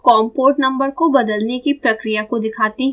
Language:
Hindi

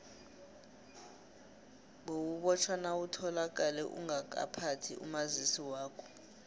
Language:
South Ndebele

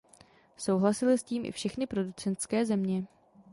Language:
Czech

